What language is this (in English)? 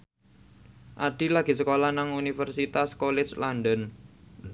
Javanese